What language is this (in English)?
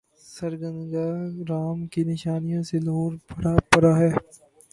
Urdu